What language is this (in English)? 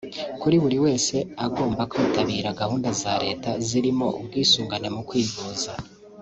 Kinyarwanda